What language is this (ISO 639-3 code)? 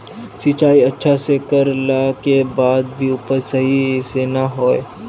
mag